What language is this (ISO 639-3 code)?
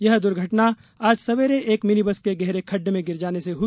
hin